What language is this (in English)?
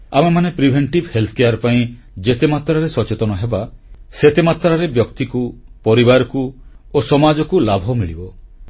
Odia